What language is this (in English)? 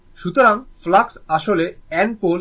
Bangla